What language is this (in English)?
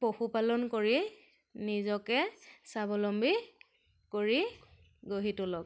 Assamese